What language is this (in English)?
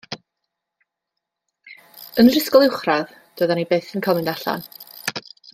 Welsh